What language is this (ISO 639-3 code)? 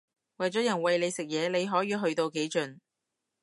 yue